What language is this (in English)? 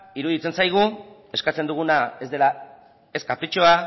Basque